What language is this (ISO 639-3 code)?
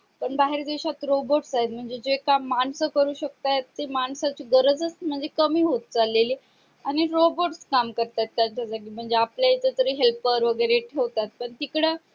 mar